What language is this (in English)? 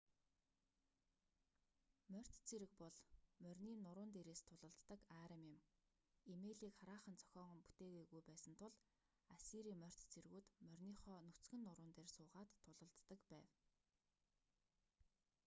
Mongolian